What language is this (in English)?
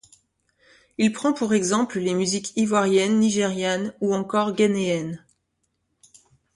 French